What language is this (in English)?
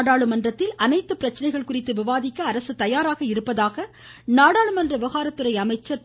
Tamil